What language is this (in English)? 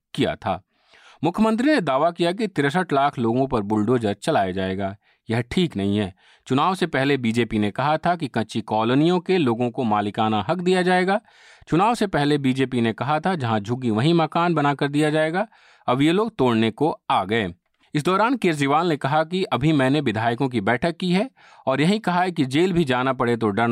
Hindi